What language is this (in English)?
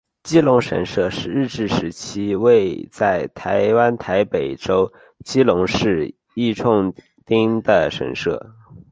Chinese